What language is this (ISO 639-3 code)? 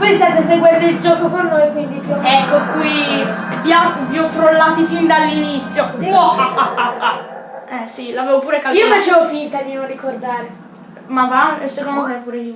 ita